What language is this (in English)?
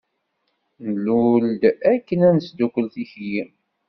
Kabyle